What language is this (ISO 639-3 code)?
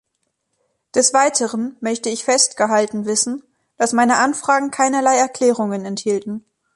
deu